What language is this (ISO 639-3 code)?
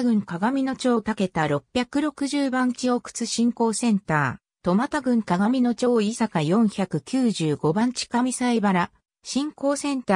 jpn